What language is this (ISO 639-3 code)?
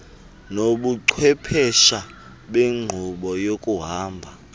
xho